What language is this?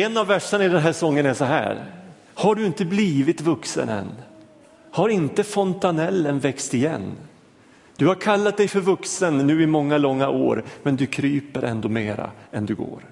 Swedish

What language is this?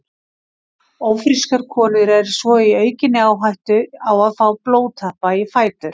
Icelandic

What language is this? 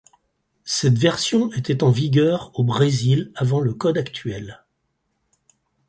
French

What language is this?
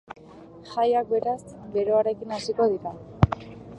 Basque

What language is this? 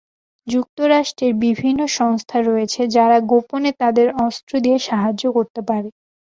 Bangla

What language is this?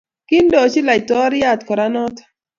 Kalenjin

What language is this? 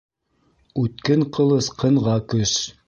Bashkir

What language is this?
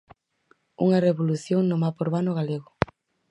Galician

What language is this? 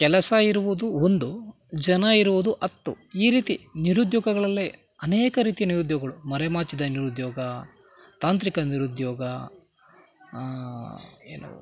Kannada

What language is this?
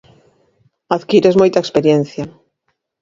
Galician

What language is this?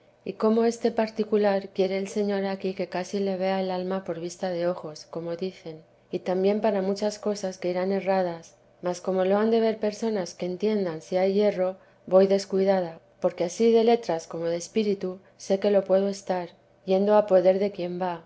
Spanish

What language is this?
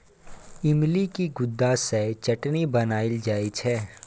Maithili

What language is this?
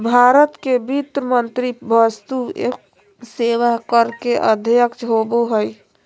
Magahi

